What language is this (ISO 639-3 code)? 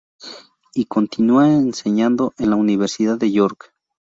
spa